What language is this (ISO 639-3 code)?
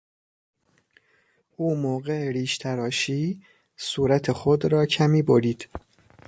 fas